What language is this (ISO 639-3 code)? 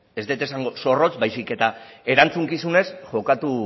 eus